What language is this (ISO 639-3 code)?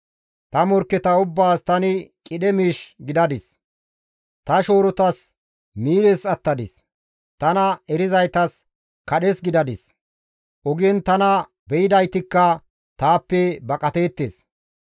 gmv